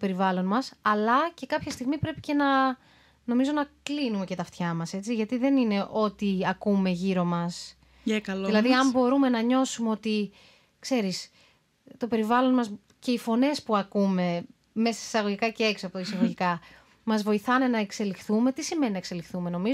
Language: Greek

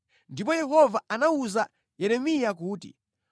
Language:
Nyanja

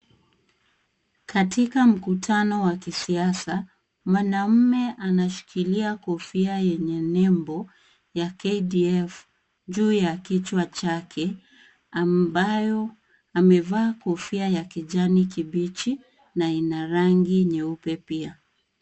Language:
Swahili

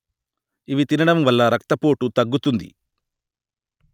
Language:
Telugu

